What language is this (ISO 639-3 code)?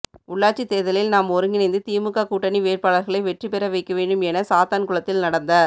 tam